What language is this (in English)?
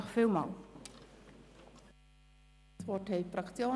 Swiss German